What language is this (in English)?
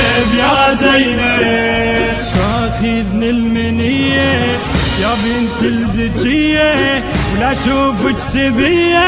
Arabic